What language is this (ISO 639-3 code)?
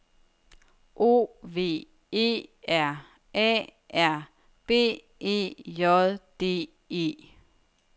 dan